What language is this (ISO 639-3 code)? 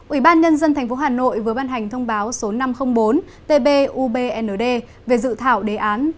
vie